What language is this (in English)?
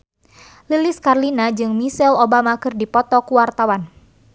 Sundanese